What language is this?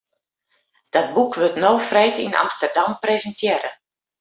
Western Frisian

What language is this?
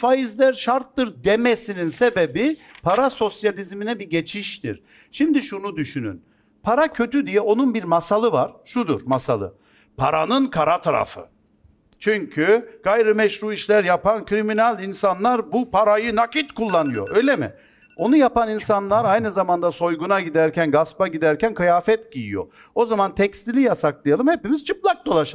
Turkish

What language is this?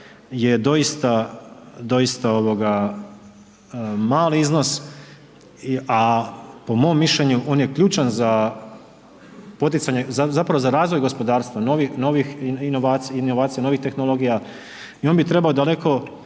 Croatian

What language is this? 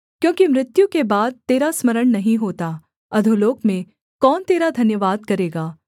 Hindi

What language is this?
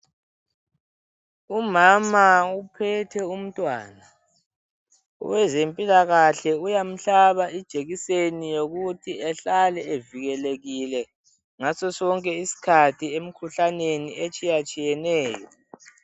North Ndebele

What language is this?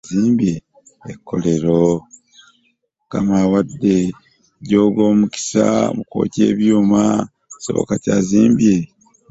Ganda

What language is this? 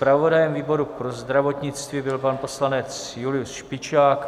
Czech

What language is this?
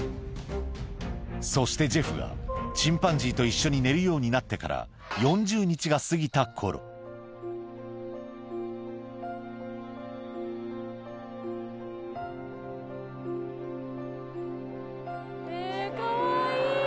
Japanese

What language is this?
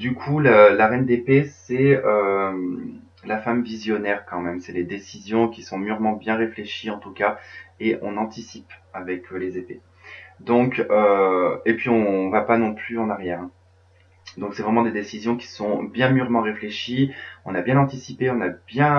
French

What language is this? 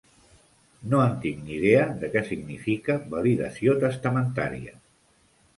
Catalan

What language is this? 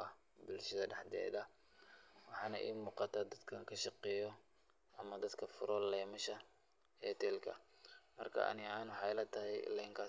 Somali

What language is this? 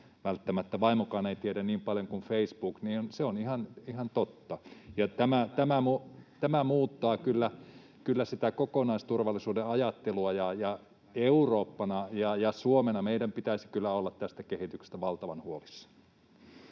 Finnish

